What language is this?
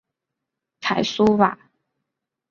Chinese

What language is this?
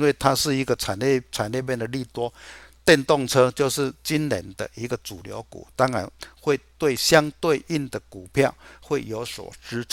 Chinese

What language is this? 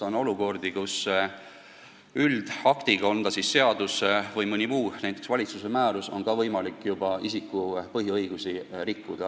Estonian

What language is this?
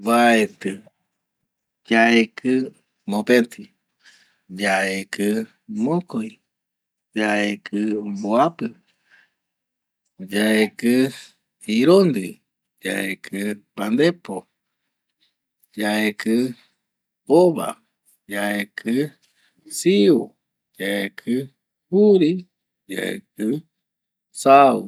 Eastern Bolivian Guaraní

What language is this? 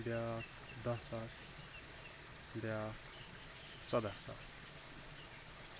Kashmiri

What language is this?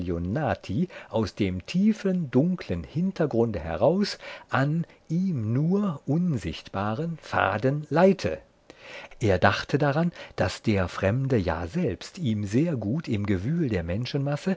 German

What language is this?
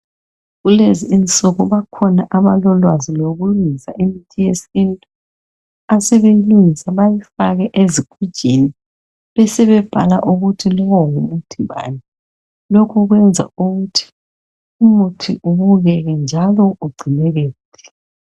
North Ndebele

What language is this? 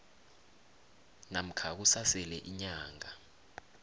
South Ndebele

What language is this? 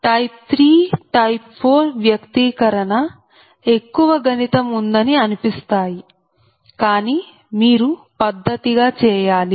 Telugu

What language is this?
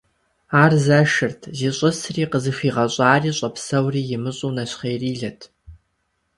Kabardian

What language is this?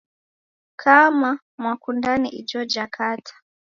Taita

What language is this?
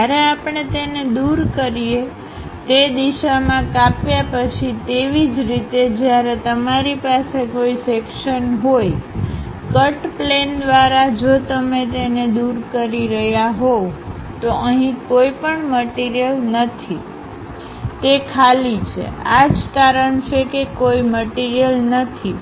Gujarati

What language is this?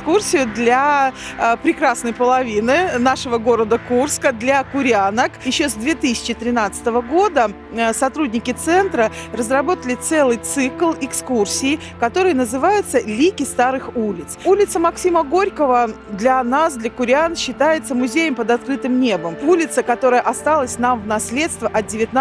Russian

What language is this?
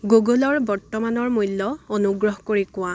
Assamese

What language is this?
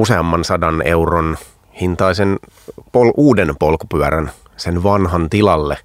Finnish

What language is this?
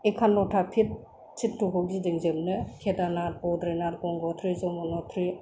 Bodo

